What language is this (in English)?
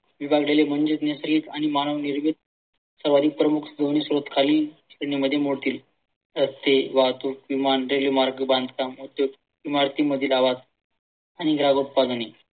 Marathi